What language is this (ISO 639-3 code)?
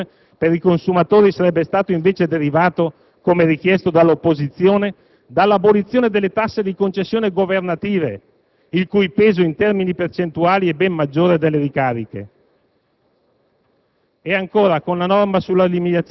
ita